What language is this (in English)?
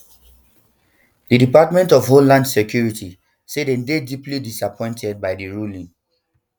Nigerian Pidgin